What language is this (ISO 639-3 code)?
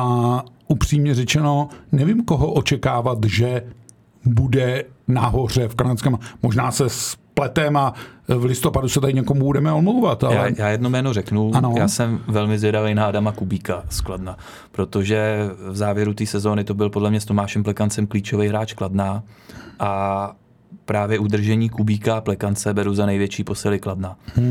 ces